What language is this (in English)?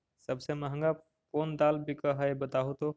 Magahi